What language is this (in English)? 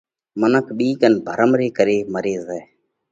Parkari Koli